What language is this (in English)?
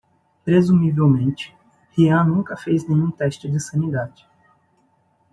Portuguese